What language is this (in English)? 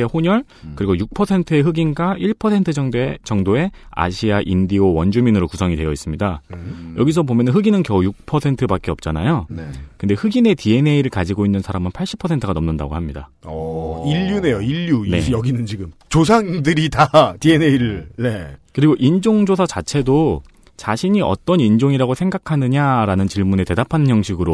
Korean